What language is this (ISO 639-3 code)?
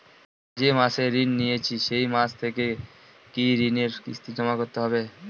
ben